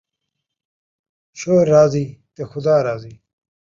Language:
Saraiki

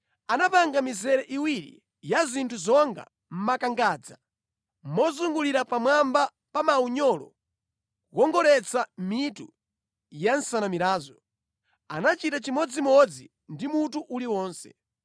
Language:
Nyanja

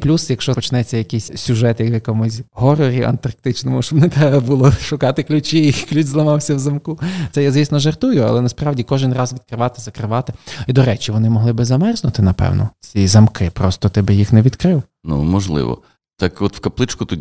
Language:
Ukrainian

